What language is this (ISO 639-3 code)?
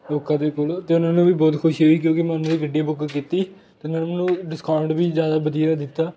pan